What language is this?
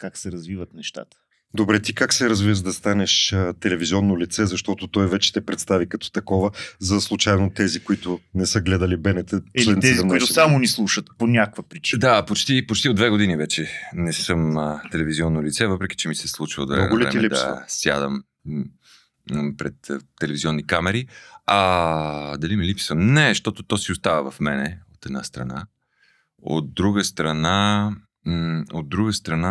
Bulgarian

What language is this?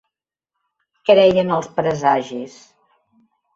Catalan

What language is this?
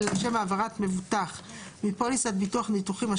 Hebrew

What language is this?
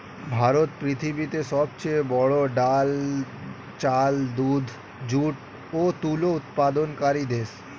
Bangla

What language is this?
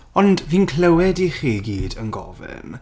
Welsh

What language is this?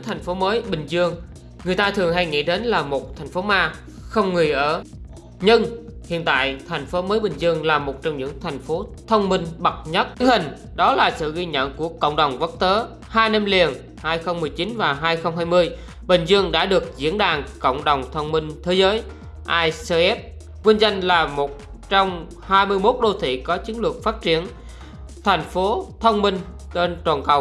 Vietnamese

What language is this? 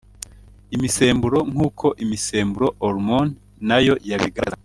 Kinyarwanda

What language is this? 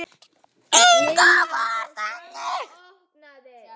Icelandic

